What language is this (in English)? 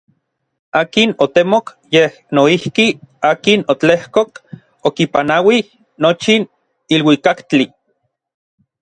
Orizaba Nahuatl